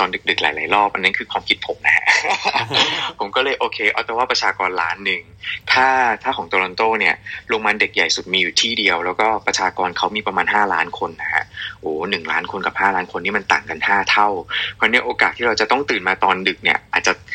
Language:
Thai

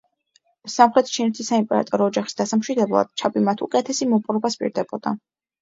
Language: Georgian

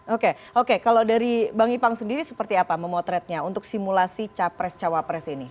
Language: Indonesian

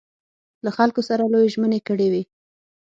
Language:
Pashto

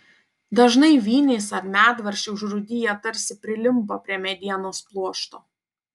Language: Lithuanian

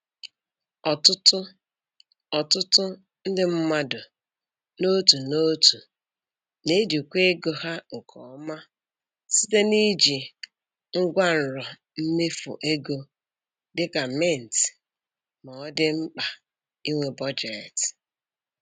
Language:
Igbo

